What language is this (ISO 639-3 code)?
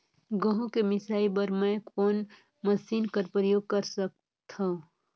hne